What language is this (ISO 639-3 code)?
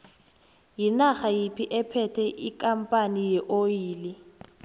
nbl